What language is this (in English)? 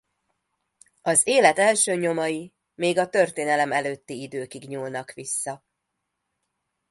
Hungarian